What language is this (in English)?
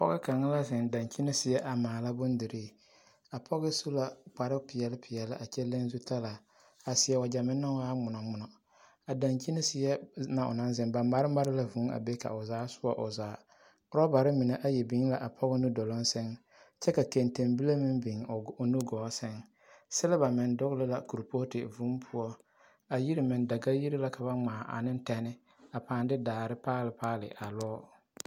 Southern Dagaare